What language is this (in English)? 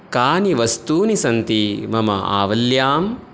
Sanskrit